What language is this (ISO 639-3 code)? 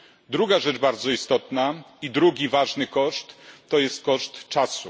pol